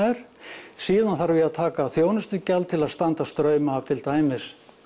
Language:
Icelandic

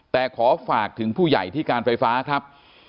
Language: Thai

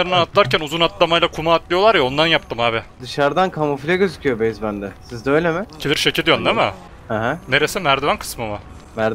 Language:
Turkish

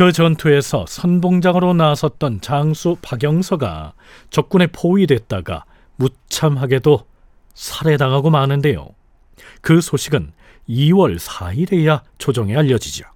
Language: Korean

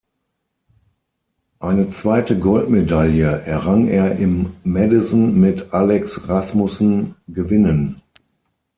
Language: German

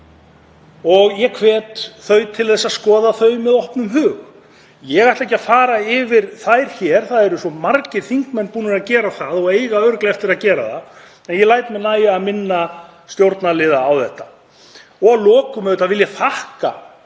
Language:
Icelandic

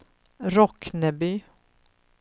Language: Swedish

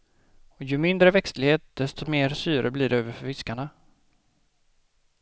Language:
Swedish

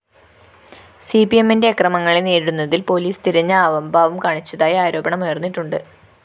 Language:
Malayalam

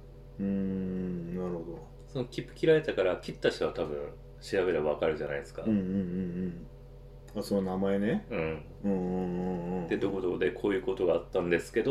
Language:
Japanese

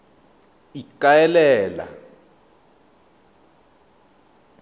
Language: Tswana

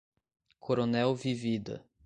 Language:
Portuguese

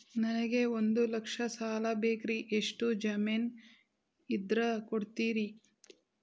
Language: Kannada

